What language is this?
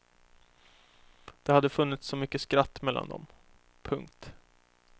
Swedish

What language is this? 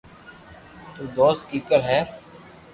Loarki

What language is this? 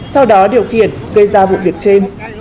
Vietnamese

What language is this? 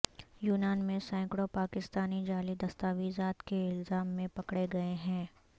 Urdu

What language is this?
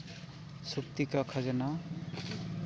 Santali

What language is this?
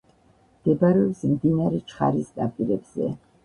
Georgian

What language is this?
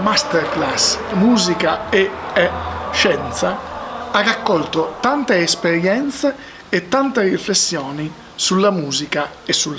Italian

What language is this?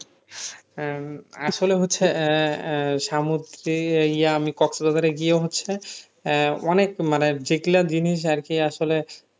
Bangla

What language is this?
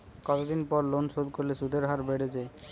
Bangla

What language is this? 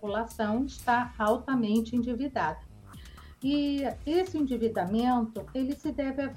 Portuguese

